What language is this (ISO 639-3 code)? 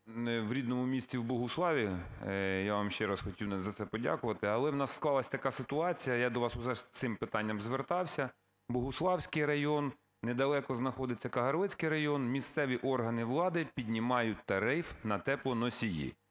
ukr